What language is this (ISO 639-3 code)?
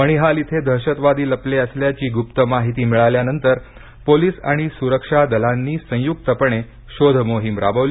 mar